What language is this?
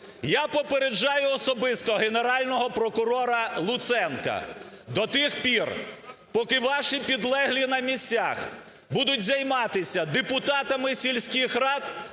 Ukrainian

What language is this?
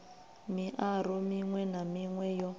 Venda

